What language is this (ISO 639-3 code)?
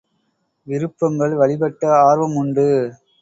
tam